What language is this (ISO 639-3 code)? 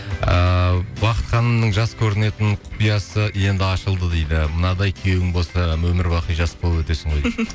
kaz